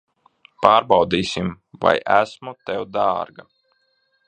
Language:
Latvian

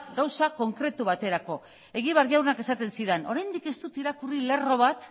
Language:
Basque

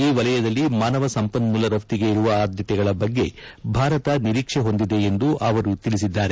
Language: Kannada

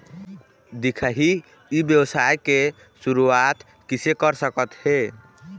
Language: Chhattisgarhi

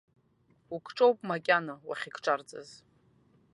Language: Abkhazian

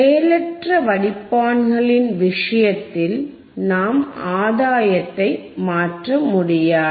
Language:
Tamil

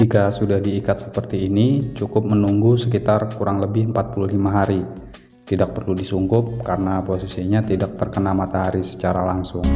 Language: Indonesian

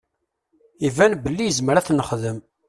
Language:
Kabyle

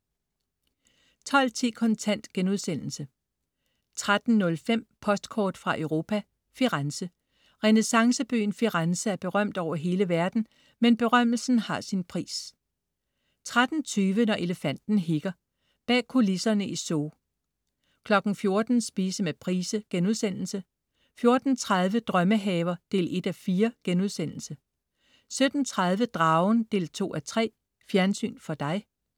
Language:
Danish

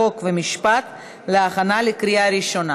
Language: Hebrew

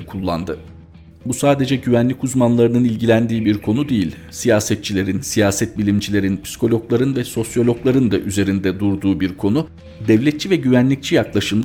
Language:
Turkish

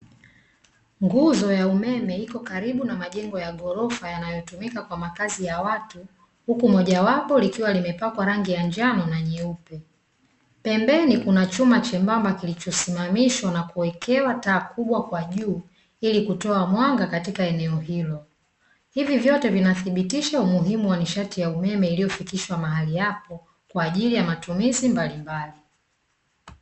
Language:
Swahili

